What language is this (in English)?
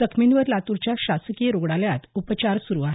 Marathi